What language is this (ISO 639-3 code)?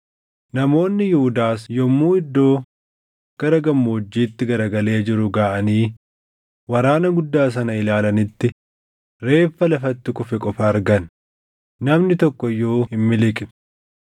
orm